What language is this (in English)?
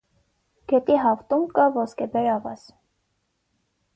Armenian